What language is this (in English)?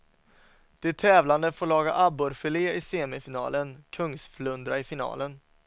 Swedish